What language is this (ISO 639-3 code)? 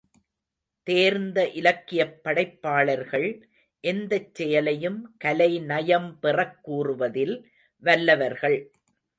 tam